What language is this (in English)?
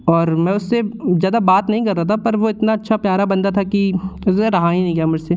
Hindi